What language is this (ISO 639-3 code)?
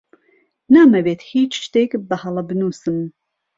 ckb